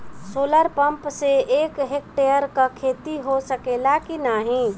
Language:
Bhojpuri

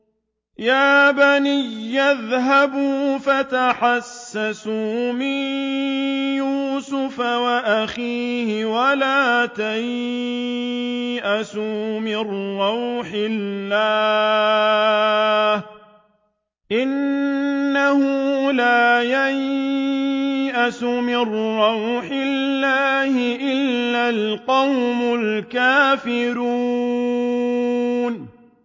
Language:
Arabic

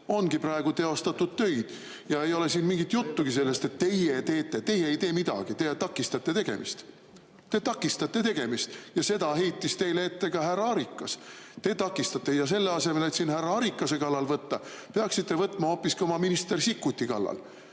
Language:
Estonian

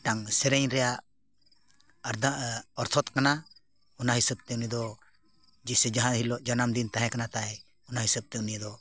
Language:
Santali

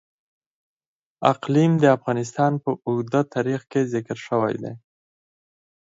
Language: Pashto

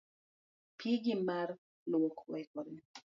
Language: Luo (Kenya and Tanzania)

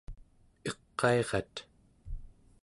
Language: Central Yupik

